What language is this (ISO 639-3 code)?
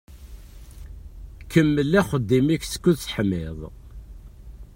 kab